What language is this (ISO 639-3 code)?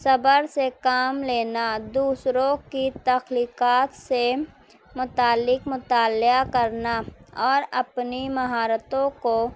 urd